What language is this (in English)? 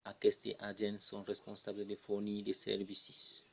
Occitan